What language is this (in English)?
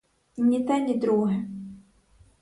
Ukrainian